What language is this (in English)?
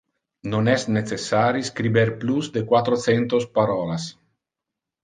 Interlingua